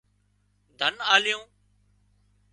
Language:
Wadiyara Koli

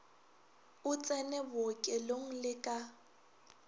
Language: Northern Sotho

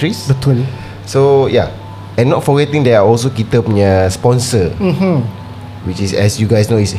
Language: Malay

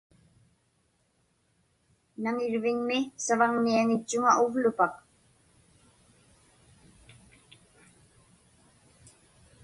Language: Inupiaq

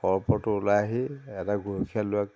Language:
Assamese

